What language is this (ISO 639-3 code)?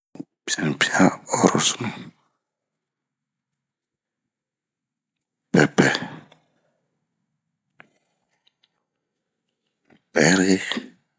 bmq